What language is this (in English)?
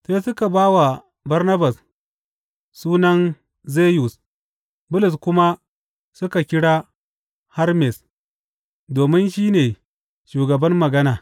Hausa